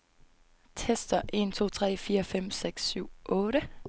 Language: Danish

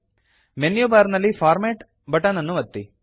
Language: Kannada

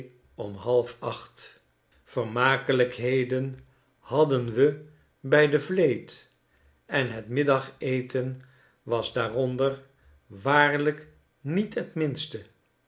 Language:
Dutch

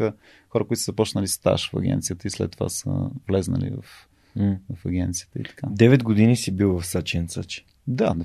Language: Bulgarian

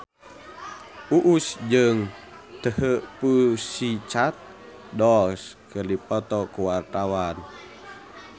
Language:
Sundanese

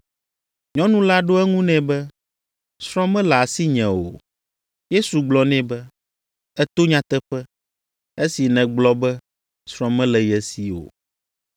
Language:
Ewe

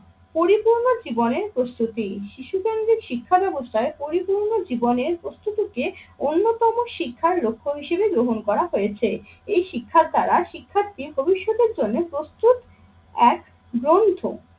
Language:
Bangla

